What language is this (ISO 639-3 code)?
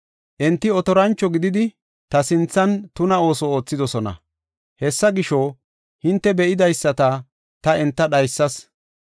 gof